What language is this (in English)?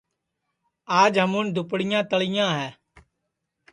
Sansi